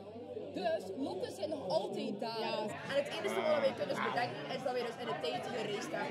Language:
Dutch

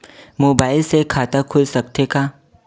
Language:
Chhattisgarhi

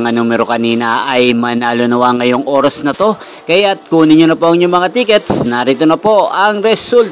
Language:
Filipino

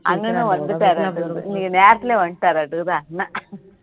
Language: Tamil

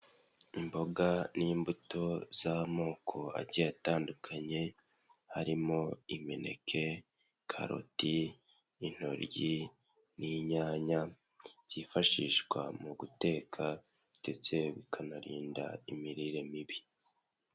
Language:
Kinyarwanda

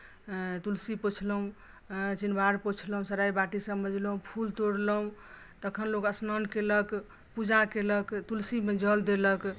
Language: Maithili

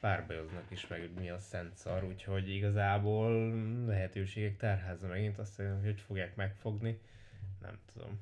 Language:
Hungarian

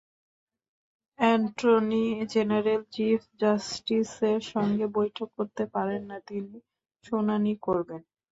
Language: Bangla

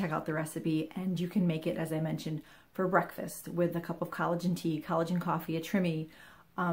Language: English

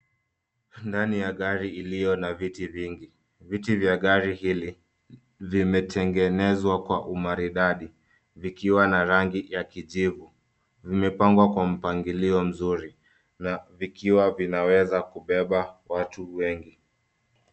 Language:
Swahili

